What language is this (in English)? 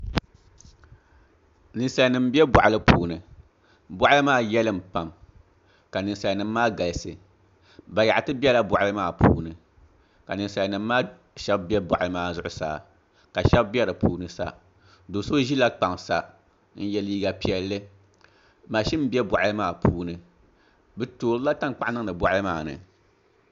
Dagbani